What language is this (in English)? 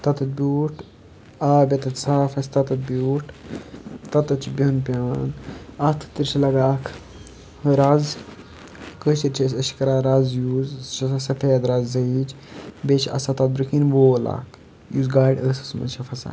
Kashmiri